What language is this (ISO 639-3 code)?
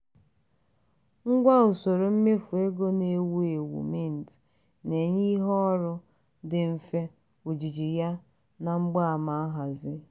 ibo